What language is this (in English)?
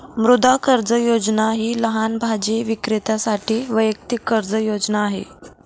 Marathi